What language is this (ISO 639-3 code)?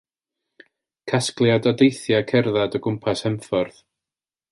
cym